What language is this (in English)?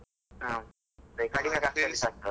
Kannada